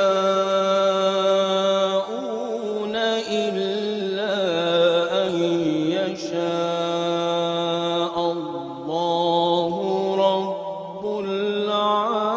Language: Arabic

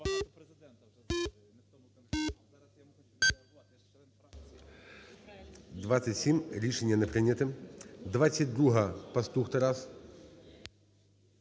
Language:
Ukrainian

